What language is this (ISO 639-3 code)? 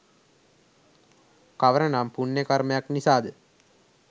sin